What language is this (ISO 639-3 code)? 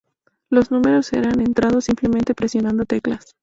spa